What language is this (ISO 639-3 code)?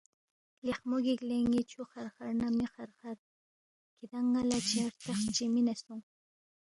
bft